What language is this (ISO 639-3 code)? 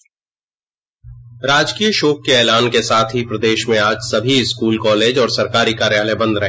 hin